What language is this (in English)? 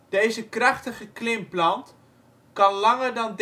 Dutch